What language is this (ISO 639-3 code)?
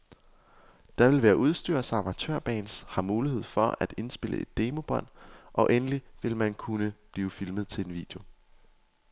dan